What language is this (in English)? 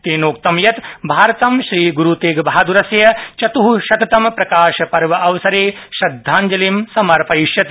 Sanskrit